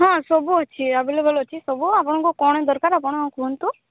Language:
Odia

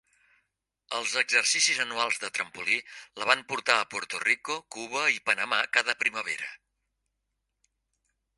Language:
Catalan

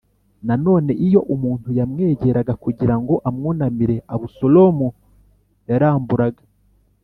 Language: Kinyarwanda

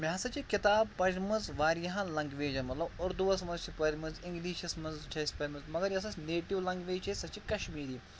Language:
Kashmiri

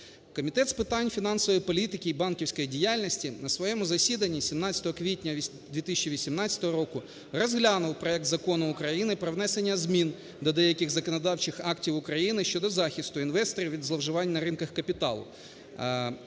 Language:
Ukrainian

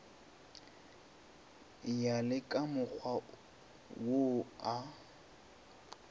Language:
Northern Sotho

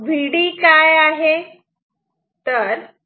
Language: Marathi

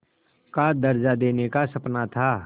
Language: Hindi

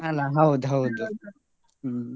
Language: Kannada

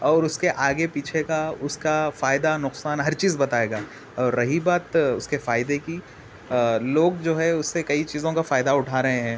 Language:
Urdu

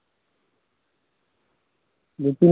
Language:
Maithili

